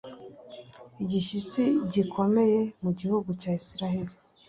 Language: Kinyarwanda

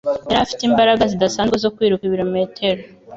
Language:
Kinyarwanda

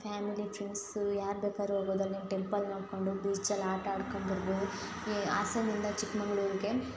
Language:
Kannada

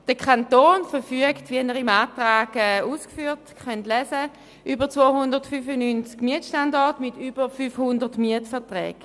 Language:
Swiss German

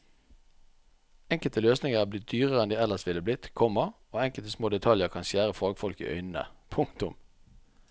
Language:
Norwegian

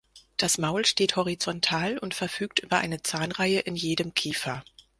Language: German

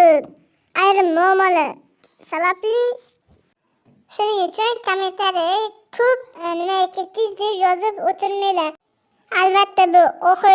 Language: Uzbek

